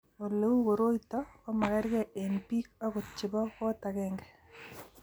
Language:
Kalenjin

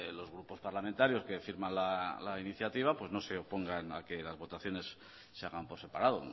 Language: Spanish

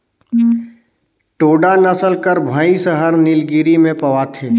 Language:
Chhattisgarhi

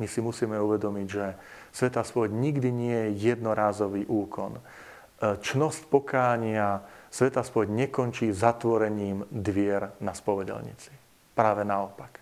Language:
Slovak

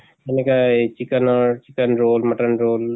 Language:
Assamese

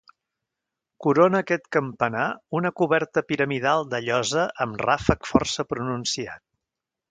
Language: Catalan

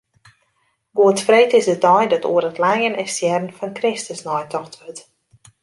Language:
Western Frisian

